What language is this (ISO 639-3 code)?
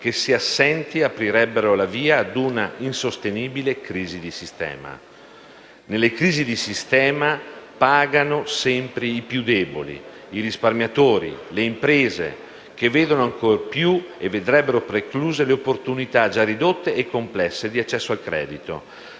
ita